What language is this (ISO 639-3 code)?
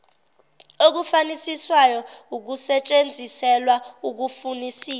zul